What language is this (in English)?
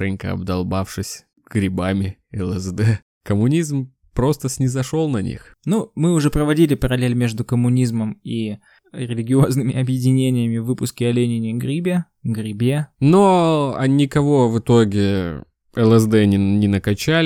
Russian